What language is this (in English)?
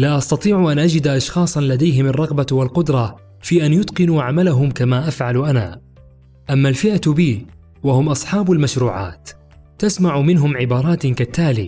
Arabic